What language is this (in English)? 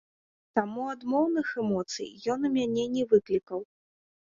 Belarusian